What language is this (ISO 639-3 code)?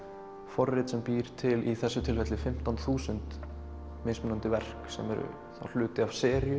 isl